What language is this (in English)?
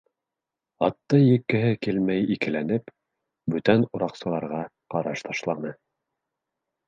Bashkir